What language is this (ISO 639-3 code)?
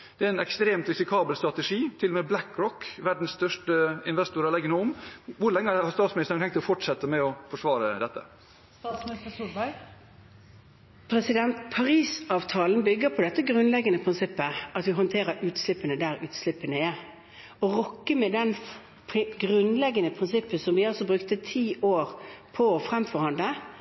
nob